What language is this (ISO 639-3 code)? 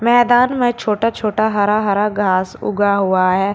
hin